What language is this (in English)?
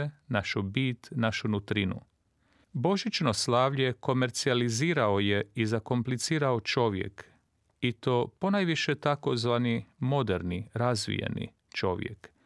Croatian